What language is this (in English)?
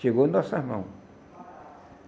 Portuguese